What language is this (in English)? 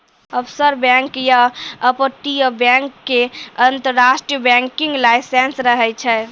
Maithili